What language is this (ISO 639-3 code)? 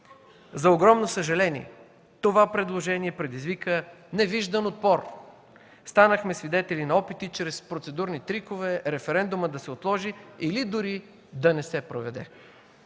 bul